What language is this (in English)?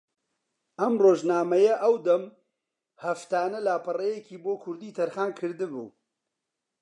Central Kurdish